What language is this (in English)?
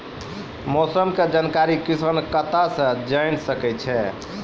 Maithili